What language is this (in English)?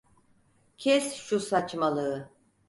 Turkish